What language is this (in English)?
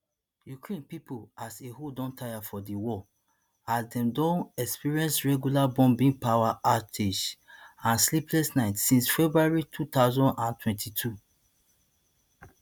Nigerian Pidgin